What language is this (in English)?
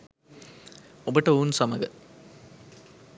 Sinhala